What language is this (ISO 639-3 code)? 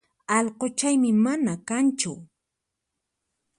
qxp